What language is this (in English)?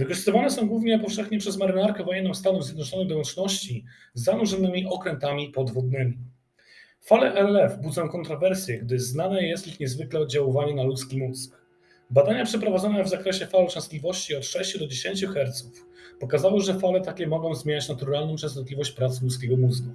Polish